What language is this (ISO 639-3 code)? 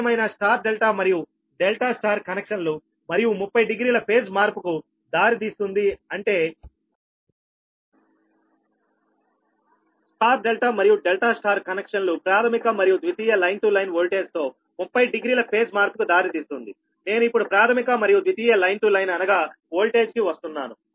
tel